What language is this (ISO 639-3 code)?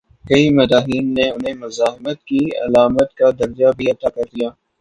urd